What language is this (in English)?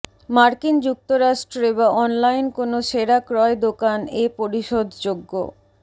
Bangla